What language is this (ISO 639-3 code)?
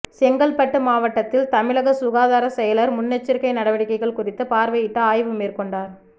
tam